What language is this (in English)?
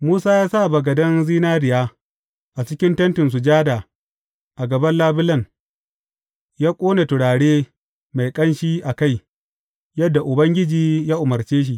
Hausa